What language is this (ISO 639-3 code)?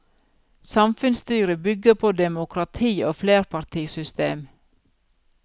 nor